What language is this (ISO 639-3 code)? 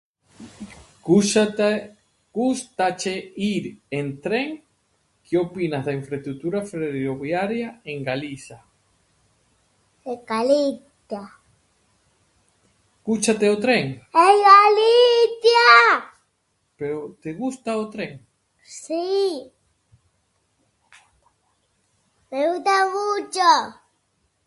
glg